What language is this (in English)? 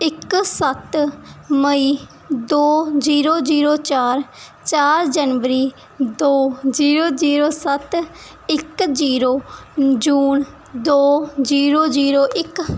Punjabi